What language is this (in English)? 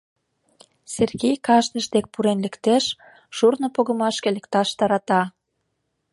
Mari